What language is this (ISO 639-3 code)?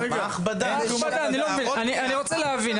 heb